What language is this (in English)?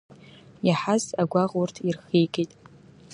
Abkhazian